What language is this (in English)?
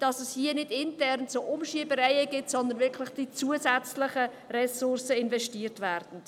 Swiss German